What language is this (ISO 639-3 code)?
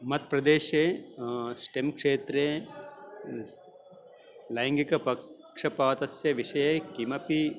san